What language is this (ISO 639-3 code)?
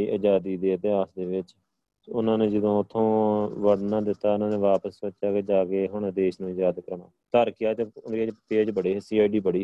pan